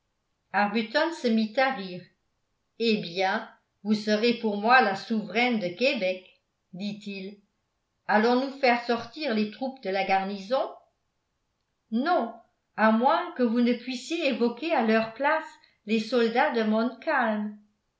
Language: French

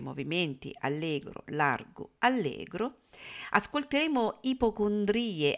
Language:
Italian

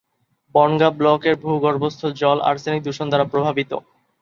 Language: Bangla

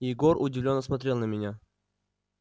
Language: Russian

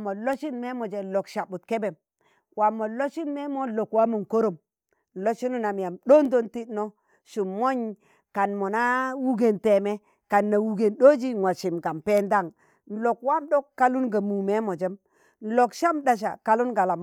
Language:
Tangale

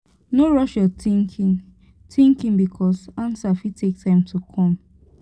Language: Nigerian Pidgin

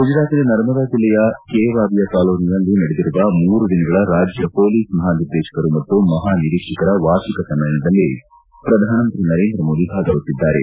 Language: Kannada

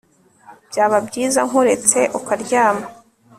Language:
Kinyarwanda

